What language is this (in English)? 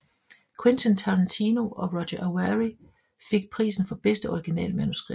Danish